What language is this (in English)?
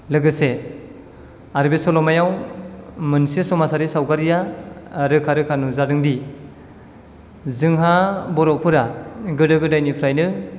Bodo